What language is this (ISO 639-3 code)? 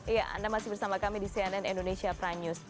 ind